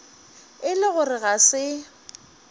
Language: Northern Sotho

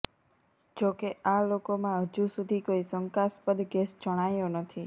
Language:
Gujarati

